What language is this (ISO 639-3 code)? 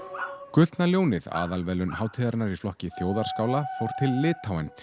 isl